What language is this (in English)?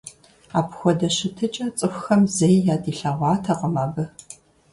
Kabardian